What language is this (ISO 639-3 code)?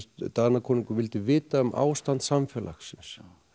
isl